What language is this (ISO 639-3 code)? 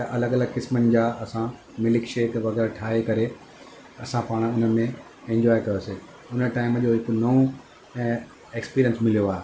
snd